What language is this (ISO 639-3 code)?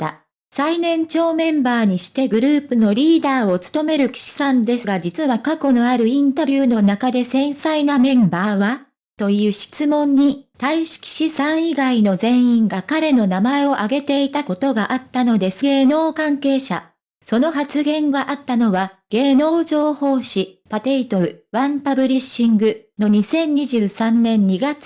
jpn